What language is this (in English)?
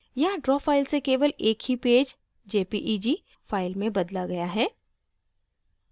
Hindi